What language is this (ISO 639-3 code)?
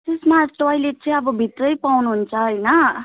nep